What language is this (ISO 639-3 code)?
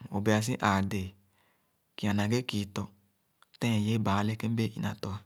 ogo